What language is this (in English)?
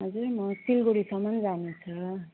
Nepali